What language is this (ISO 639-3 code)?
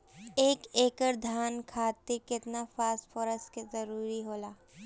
bho